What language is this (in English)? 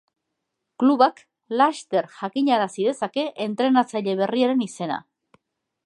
Basque